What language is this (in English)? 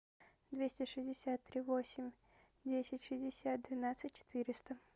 Russian